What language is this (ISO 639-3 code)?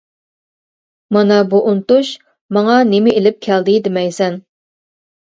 uig